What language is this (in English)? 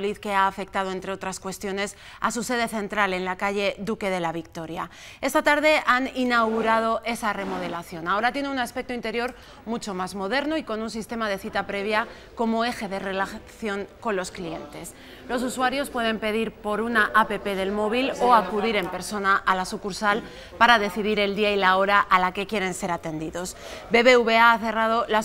Spanish